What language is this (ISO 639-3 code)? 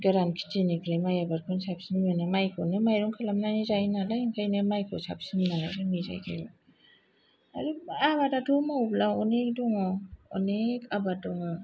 brx